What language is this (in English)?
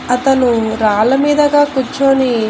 Telugu